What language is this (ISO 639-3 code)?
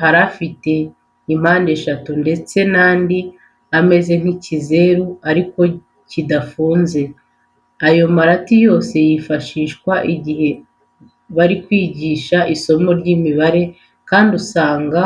kin